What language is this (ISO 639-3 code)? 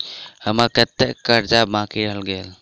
mai